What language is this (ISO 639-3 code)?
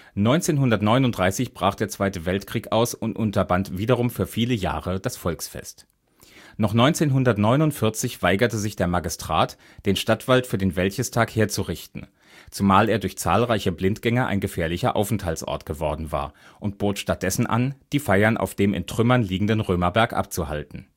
deu